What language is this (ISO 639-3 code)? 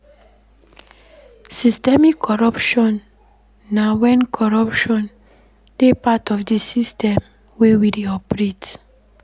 pcm